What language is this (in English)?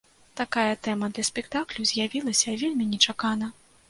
Belarusian